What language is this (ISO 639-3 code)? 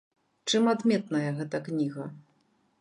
bel